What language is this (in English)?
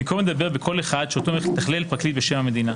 Hebrew